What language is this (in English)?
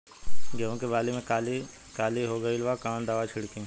Bhojpuri